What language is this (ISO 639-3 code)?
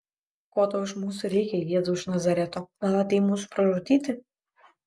lit